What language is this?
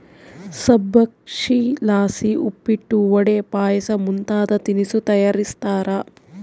Kannada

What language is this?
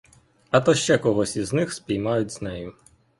Ukrainian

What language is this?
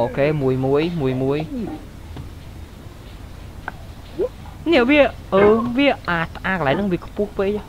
Vietnamese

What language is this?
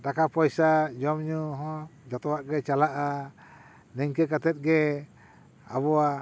Santali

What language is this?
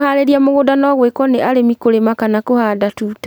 Kikuyu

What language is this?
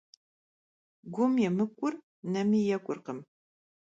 Kabardian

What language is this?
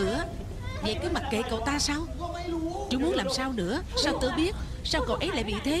Vietnamese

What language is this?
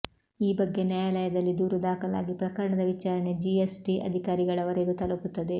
Kannada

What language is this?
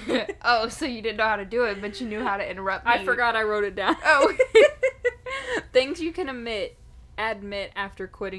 English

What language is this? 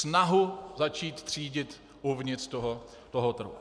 Czech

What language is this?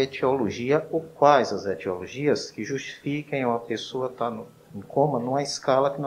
Portuguese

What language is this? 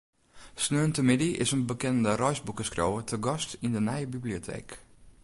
Western Frisian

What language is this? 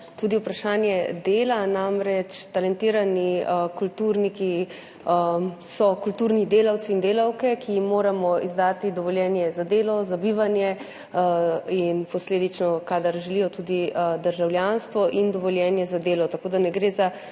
Slovenian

